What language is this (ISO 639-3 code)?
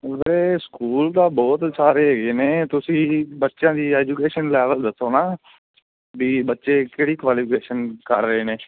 pan